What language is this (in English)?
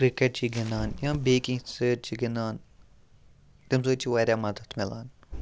Kashmiri